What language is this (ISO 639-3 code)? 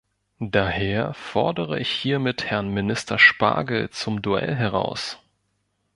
deu